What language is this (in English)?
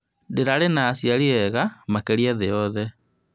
Kikuyu